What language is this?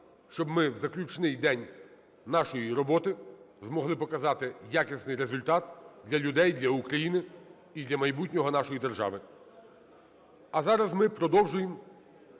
Ukrainian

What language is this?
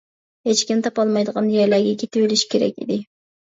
Uyghur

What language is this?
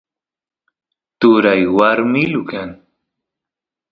Santiago del Estero Quichua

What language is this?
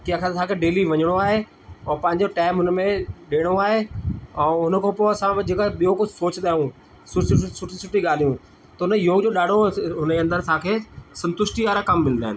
Sindhi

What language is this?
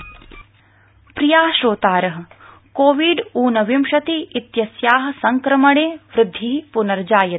Sanskrit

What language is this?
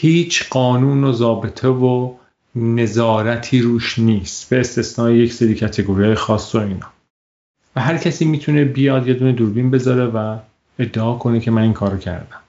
Persian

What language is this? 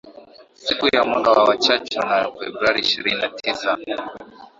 Swahili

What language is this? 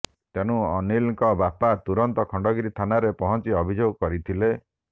Odia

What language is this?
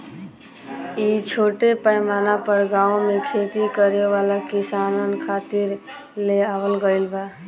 Bhojpuri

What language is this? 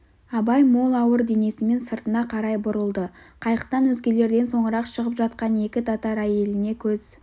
Kazakh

